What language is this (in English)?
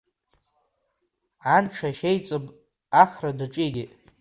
Abkhazian